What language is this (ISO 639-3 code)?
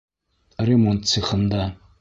bak